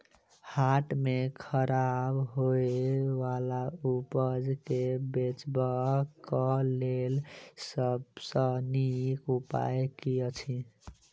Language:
Maithili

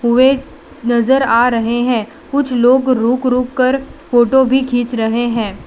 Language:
Hindi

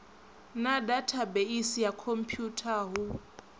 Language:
Venda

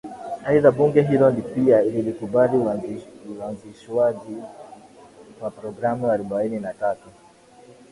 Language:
Swahili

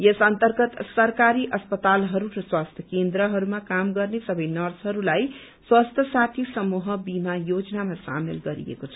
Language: Nepali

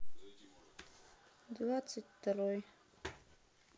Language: Russian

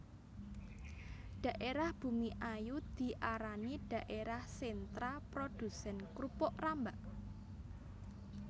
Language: Javanese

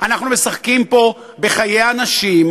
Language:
Hebrew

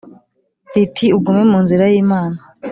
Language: Kinyarwanda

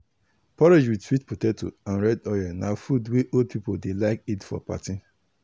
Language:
Nigerian Pidgin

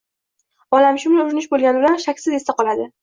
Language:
Uzbek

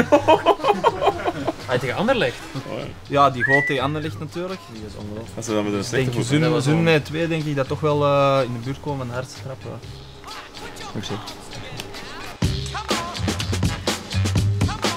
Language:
Dutch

